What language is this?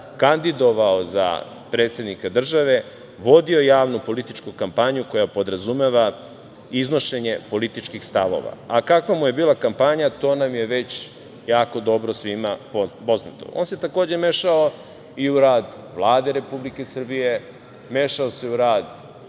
Serbian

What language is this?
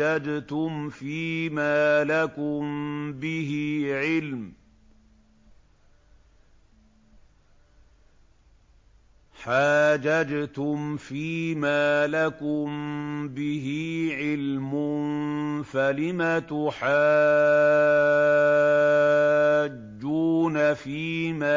Arabic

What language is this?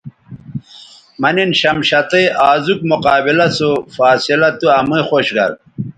Bateri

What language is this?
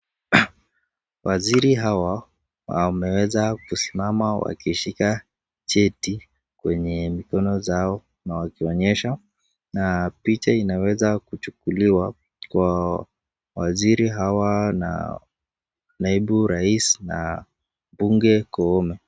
Swahili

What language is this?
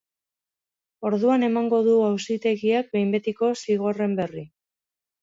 Basque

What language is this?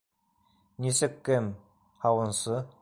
Bashkir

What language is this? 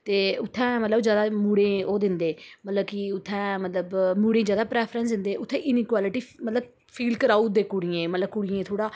Dogri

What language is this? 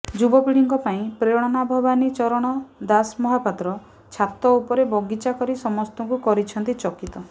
Odia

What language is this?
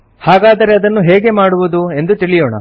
Kannada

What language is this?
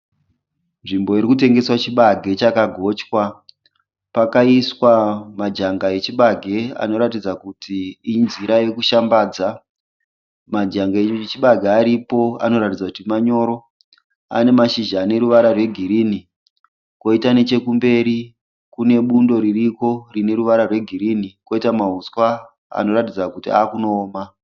Shona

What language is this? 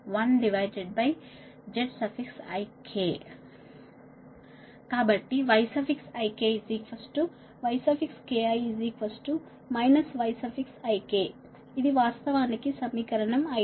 Telugu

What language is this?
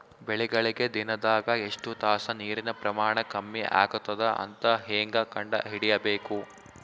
Kannada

